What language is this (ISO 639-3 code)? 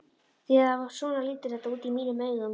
isl